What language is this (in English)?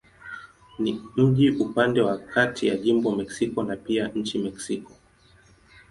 Swahili